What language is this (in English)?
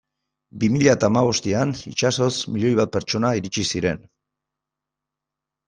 Basque